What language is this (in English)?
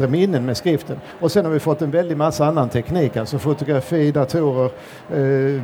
Swedish